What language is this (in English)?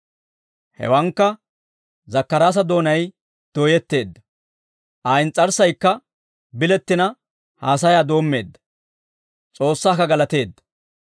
Dawro